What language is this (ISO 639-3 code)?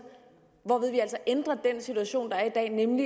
dan